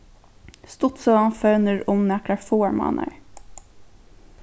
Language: Faroese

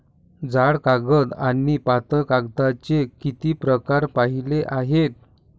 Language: Marathi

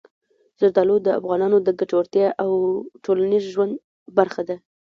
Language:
Pashto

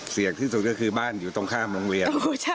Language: Thai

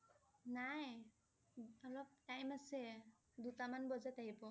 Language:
Assamese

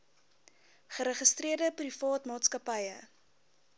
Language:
Afrikaans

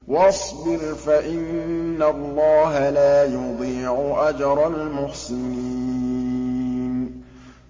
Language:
Arabic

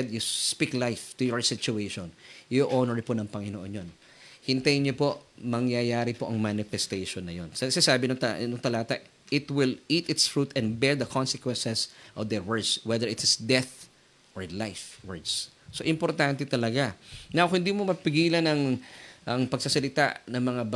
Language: Filipino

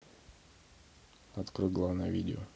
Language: Russian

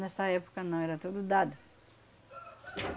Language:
Portuguese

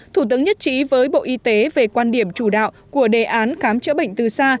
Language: Vietnamese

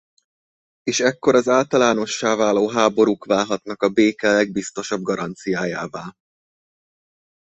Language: Hungarian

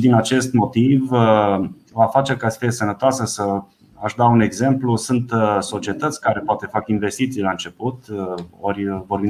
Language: Romanian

